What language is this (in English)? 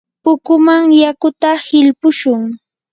Yanahuanca Pasco Quechua